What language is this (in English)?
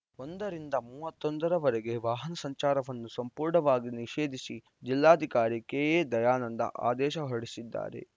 Kannada